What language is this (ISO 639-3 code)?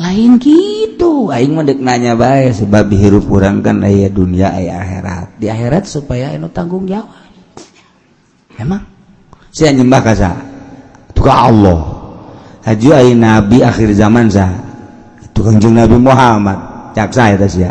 ind